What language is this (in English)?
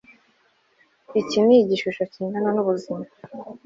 Kinyarwanda